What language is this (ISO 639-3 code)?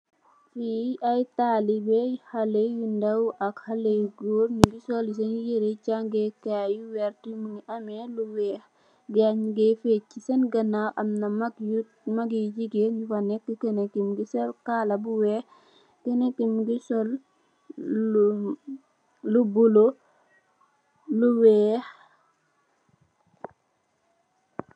wol